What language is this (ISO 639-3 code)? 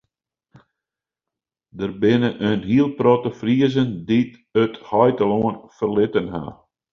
fry